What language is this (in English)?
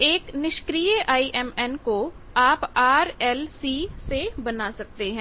Hindi